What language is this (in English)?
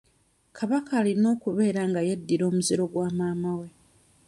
Ganda